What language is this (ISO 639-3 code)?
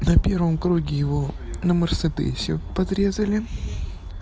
rus